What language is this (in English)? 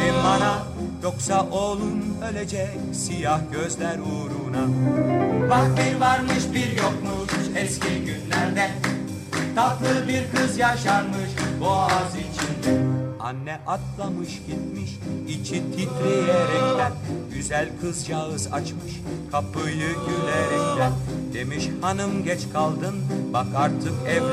Turkish